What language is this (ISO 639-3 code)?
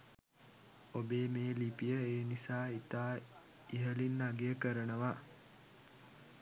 sin